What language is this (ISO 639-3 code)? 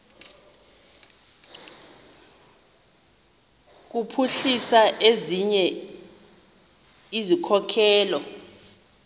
xho